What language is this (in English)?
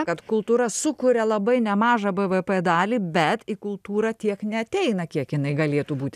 Lithuanian